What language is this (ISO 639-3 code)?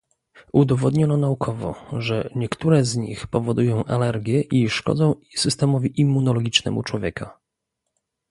pol